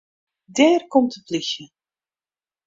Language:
Western Frisian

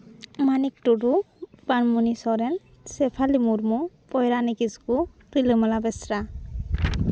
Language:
Santali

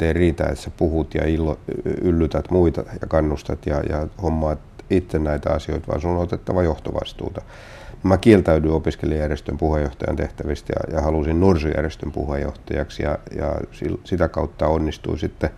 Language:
Finnish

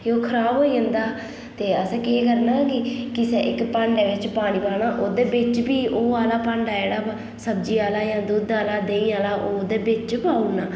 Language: Dogri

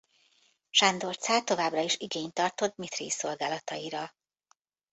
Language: Hungarian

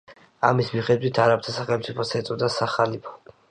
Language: Georgian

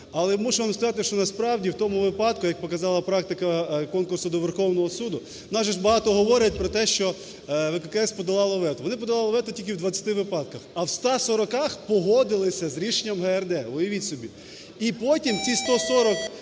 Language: Ukrainian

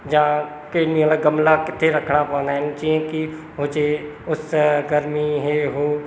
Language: Sindhi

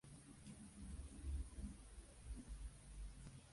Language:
Spanish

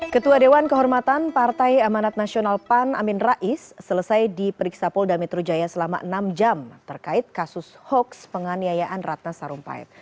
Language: Indonesian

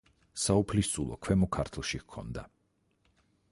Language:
Georgian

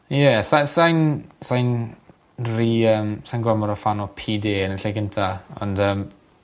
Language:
Welsh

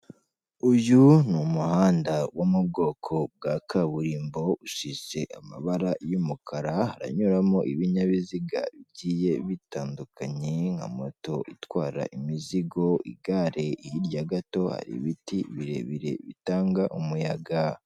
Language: Kinyarwanda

